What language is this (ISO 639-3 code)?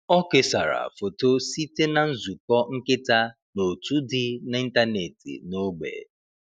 ibo